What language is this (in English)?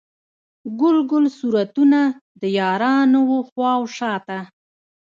Pashto